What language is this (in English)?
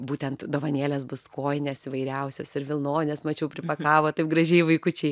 Lithuanian